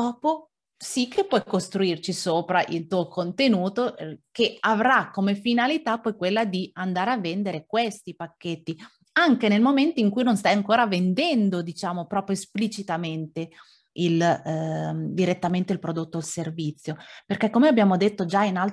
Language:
Italian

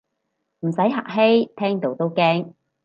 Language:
Cantonese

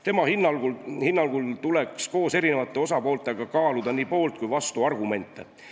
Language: Estonian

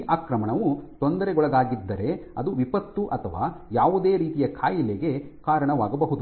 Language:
Kannada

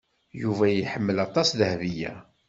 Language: Kabyle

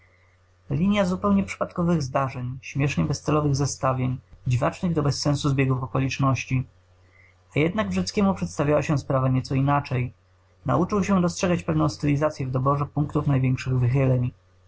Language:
Polish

